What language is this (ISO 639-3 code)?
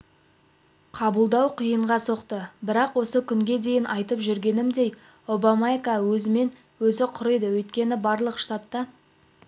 kaz